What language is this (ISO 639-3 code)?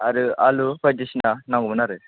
brx